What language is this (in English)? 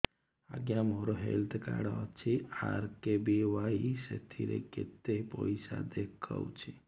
Odia